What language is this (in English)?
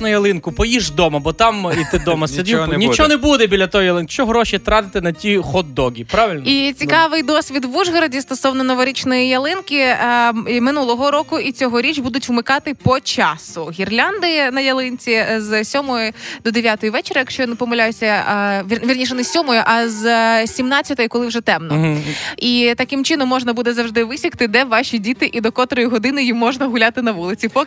Ukrainian